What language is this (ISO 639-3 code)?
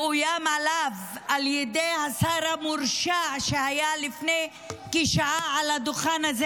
heb